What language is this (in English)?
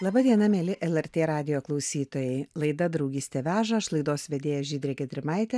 Lithuanian